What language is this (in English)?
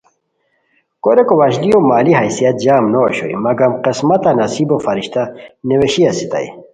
Khowar